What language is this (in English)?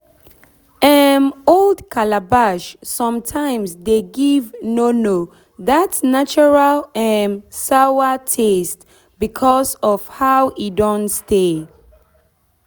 Nigerian Pidgin